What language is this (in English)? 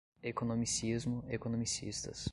Portuguese